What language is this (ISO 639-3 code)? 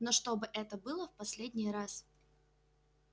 rus